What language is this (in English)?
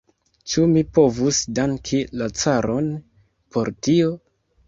Esperanto